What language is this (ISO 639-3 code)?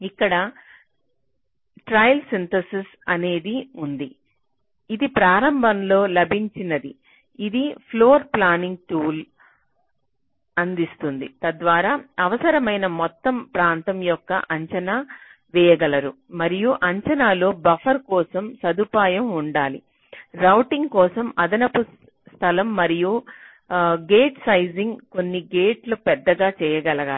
tel